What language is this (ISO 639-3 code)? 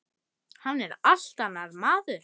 isl